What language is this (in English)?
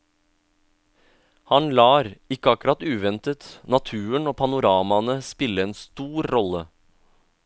Norwegian